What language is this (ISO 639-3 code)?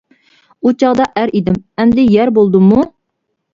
uig